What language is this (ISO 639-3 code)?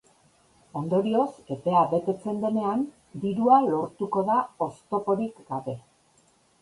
eus